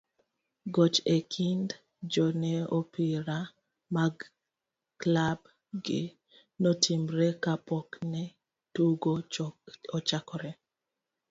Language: Luo (Kenya and Tanzania)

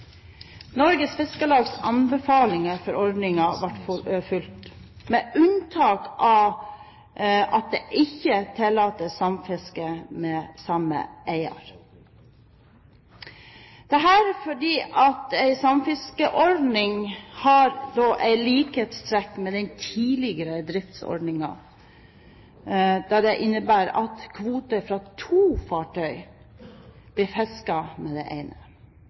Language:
Norwegian Bokmål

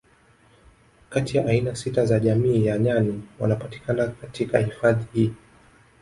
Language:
Swahili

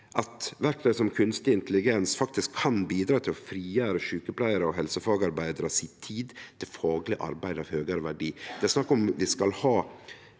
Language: Norwegian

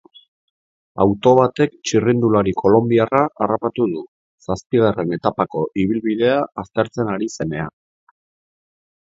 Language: Basque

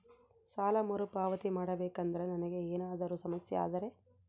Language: Kannada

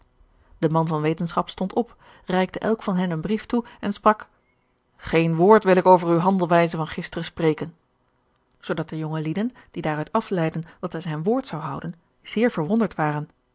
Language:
Dutch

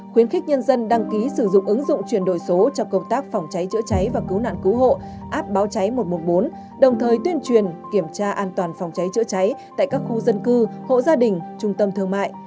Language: Vietnamese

